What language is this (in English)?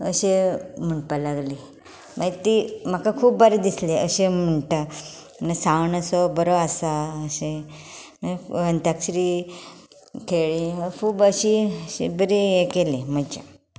Konkani